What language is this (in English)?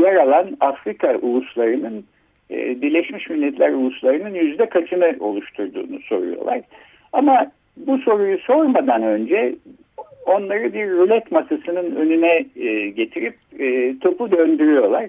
Turkish